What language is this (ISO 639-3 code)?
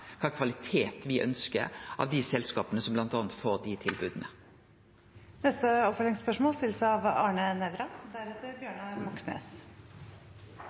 nno